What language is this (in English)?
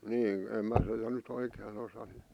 Finnish